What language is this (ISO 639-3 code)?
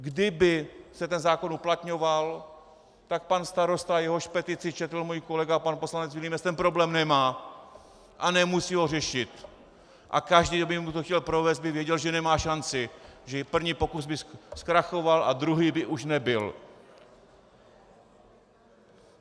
ces